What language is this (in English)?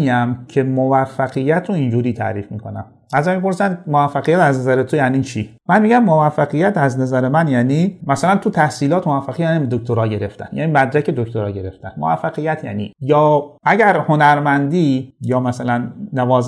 Persian